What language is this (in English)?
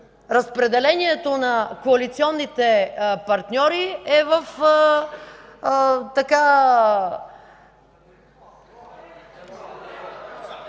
Bulgarian